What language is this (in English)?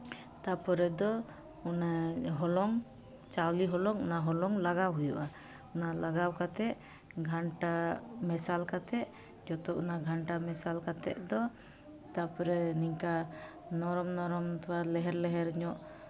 Santali